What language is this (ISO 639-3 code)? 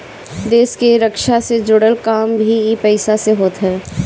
bho